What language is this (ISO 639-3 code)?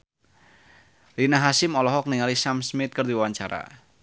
sun